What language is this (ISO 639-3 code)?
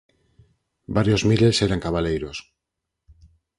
glg